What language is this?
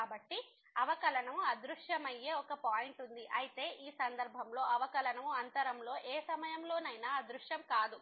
Telugu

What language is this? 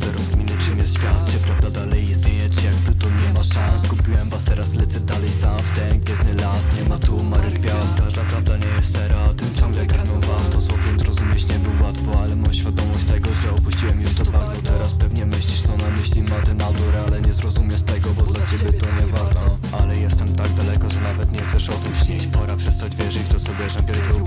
Polish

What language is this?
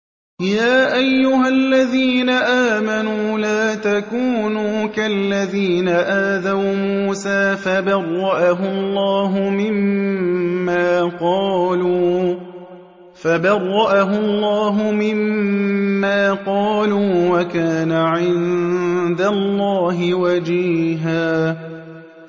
Arabic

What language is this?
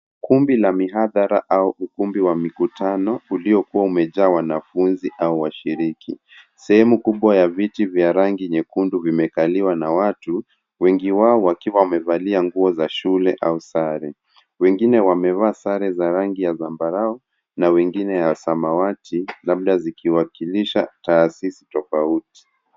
Swahili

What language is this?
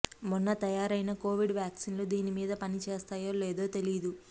Telugu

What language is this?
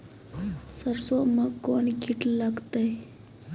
Maithili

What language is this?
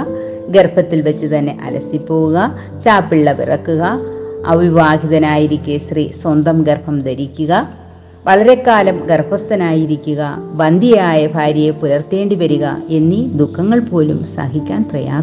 Malayalam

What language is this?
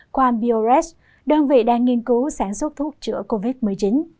Vietnamese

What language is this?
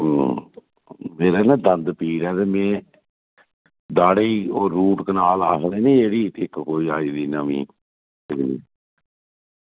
Dogri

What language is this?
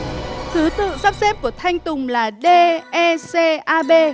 Vietnamese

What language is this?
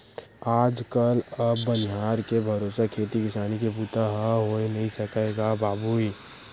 Chhattisgarhi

